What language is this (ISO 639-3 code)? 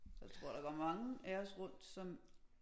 dan